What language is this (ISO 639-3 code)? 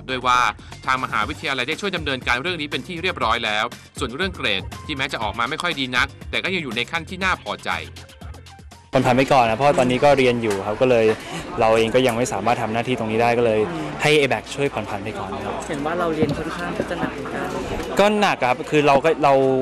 tha